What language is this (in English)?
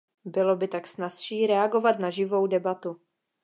Czech